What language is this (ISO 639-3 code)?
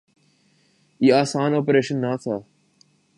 urd